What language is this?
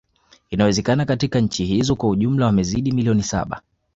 Swahili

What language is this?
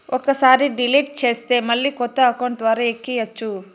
Telugu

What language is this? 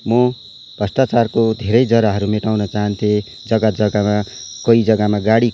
Nepali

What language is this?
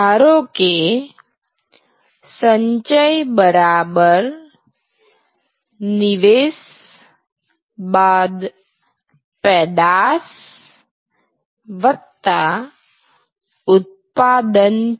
Gujarati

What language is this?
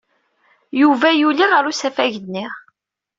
Kabyle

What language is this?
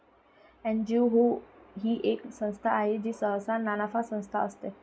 Marathi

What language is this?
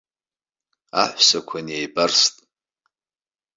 Abkhazian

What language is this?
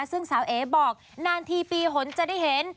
Thai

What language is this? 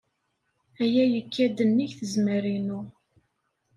Kabyle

